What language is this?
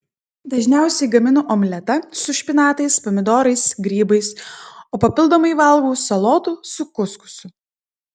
Lithuanian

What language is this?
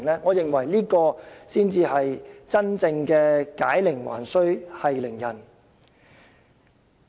Cantonese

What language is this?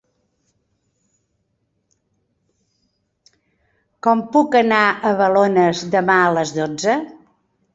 Catalan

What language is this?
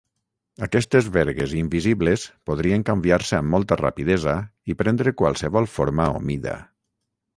Catalan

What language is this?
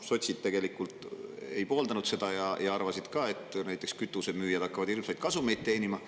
Estonian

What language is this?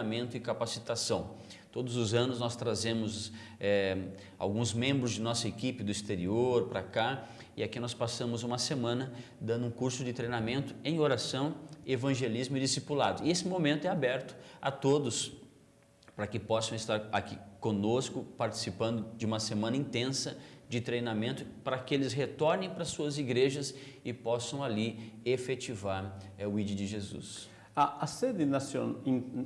Portuguese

